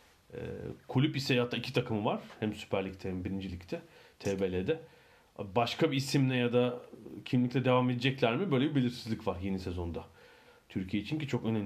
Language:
Turkish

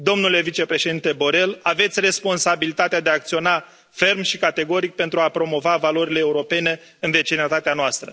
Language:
Romanian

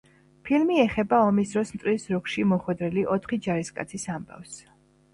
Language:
Georgian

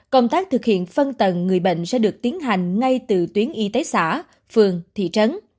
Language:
Vietnamese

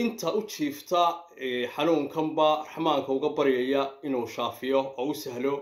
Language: Turkish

